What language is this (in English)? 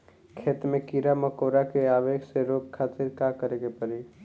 Bhojpuri